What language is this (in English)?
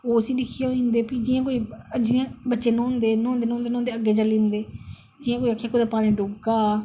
Dogri